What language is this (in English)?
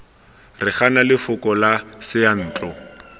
Tswana